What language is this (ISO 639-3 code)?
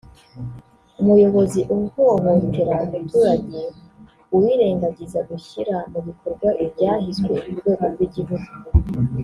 kin